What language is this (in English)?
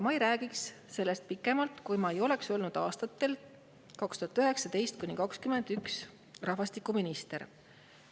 Estonian